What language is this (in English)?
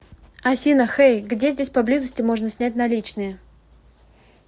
Russian